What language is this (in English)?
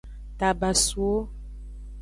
Aja (Benin)